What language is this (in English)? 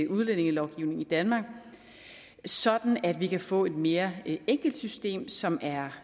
Danish